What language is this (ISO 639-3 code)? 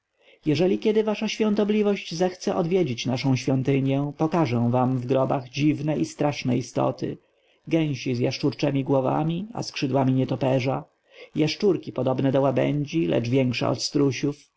pol